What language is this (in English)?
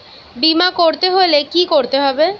Bangla